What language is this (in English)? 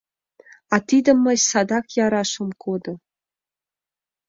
Mari